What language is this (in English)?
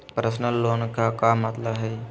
Magahi